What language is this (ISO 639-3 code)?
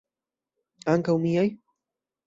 epo